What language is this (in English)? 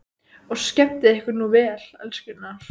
Icelandic